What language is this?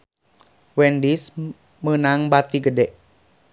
Sundanese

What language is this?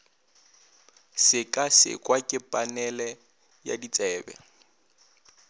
Northern Sotho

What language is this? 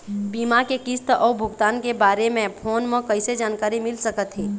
Chhattisgarhi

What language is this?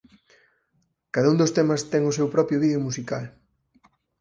Galician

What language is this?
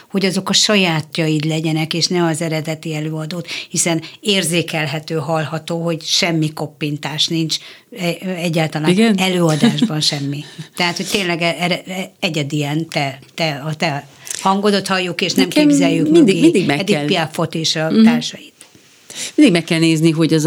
Hungarian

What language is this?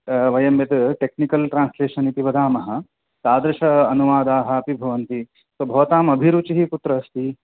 Sanskrit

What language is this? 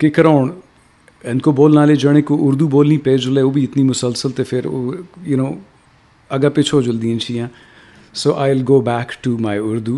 Urdu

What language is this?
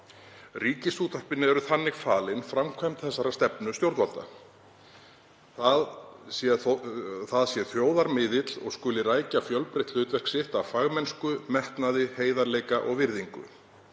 Icelandic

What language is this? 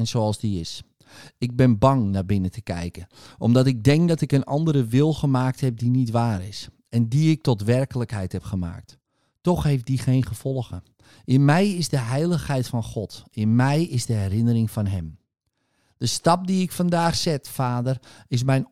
Dutch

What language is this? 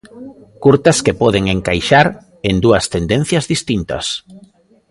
Galician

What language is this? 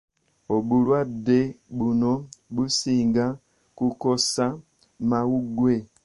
Ganda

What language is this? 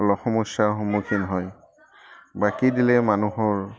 Assamese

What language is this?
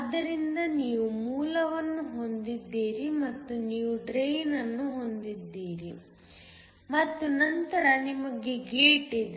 Kannada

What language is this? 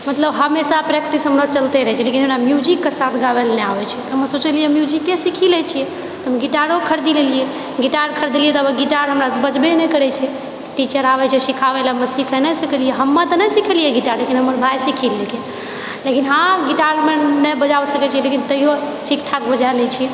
Maithili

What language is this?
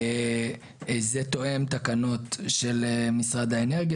Hebrew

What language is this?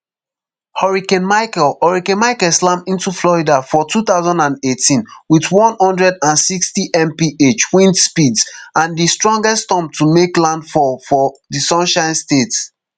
Nigerian Pidgin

